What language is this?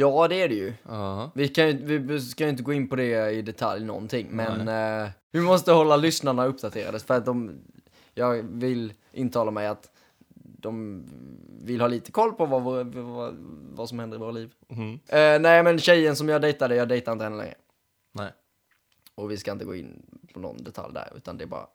Swedish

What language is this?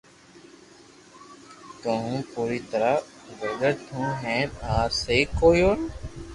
Loarki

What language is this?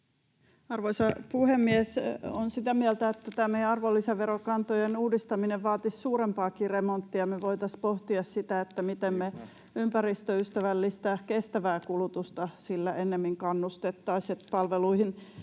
Finnish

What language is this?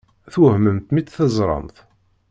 Kabyle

